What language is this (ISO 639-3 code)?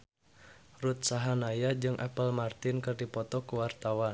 sun